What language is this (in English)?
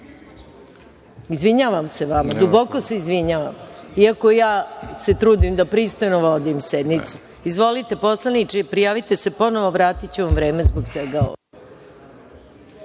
Serbian